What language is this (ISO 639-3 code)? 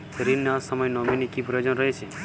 ben